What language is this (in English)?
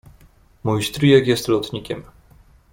Polish